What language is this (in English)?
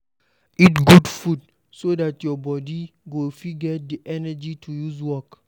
Nigerian Pidgin